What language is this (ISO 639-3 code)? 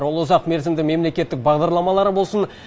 kaz